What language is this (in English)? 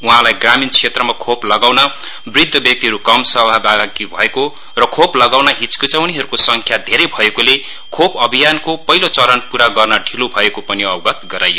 Nepali